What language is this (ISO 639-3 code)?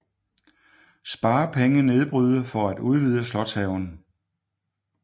dan